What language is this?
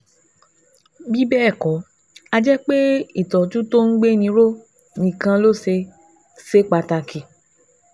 Yoruba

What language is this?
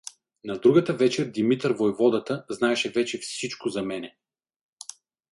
Bulgarian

